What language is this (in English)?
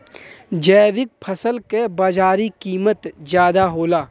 Bhojpuri